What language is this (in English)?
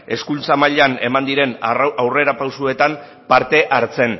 Basque